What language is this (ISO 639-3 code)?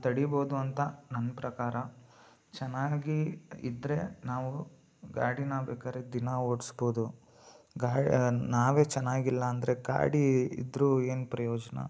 kan